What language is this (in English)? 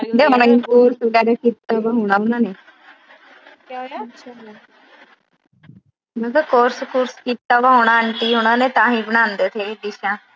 Punjabi